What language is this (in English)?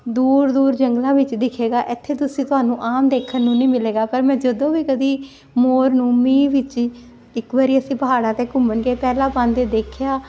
Punjabi